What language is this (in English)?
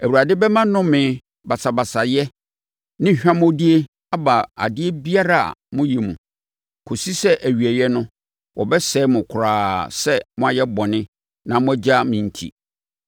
Akan